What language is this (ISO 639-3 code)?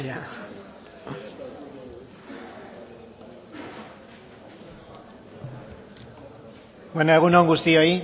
eus